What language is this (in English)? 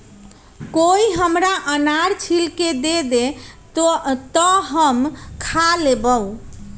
Magahi